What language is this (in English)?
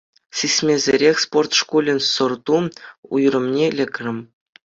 Chuvash